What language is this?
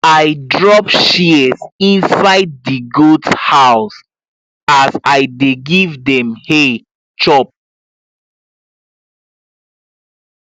Nigerian Pidgin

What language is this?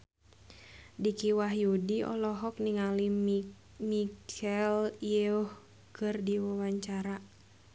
Sundanese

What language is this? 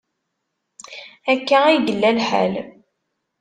Kabyle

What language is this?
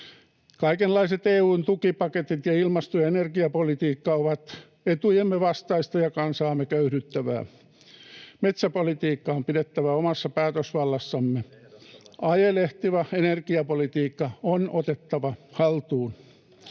Finnish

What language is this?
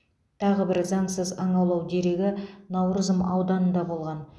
Kazakh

